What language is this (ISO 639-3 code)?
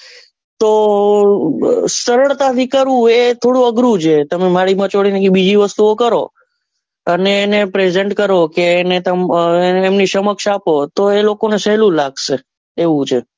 guj